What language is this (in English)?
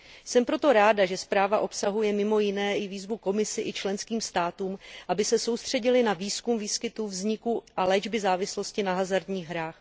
Czech